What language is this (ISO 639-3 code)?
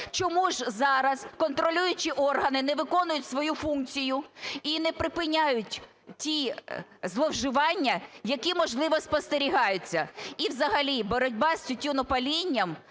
ukr